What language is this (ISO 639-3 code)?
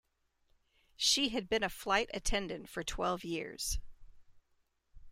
eng